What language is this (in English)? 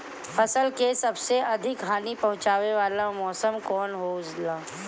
Bhojpuri